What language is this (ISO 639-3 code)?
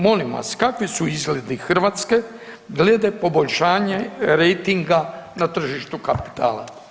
hrv